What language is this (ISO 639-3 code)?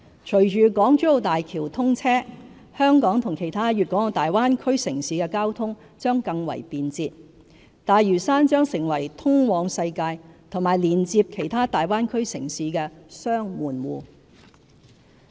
yue